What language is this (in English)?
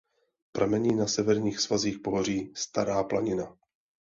Czech